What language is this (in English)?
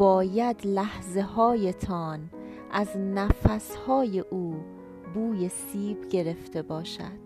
Persian